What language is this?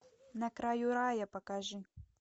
Russian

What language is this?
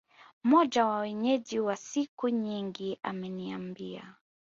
Swahili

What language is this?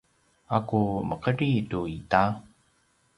Paiwan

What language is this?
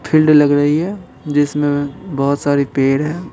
Hindi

